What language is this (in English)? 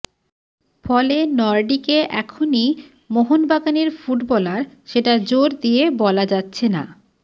Bangla